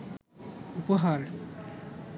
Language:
Bangla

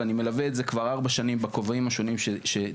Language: Hebrew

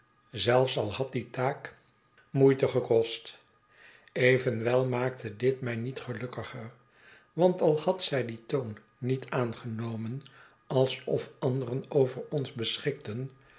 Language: Dutch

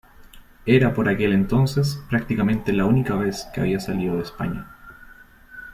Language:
Spanish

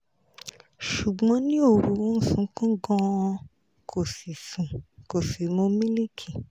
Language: Yoruba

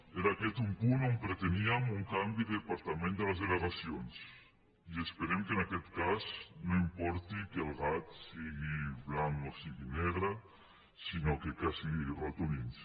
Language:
Catalan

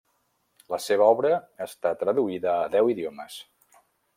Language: Catalan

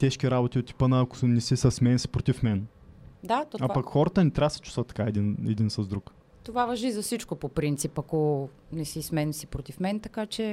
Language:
Bulgarian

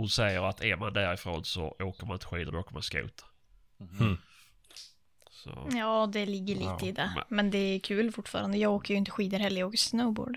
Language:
Swedish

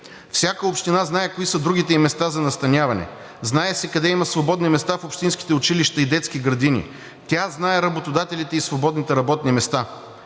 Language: Bulgarian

